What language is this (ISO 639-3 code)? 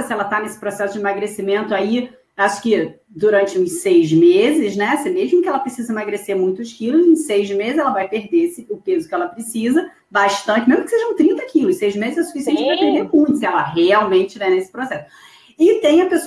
por